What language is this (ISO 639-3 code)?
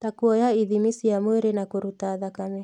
kik